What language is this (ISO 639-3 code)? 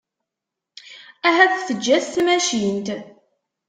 kab